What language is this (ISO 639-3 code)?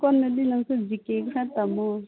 mni